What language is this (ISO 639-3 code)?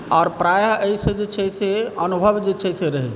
mai